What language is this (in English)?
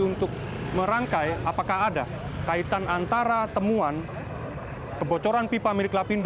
Indonesian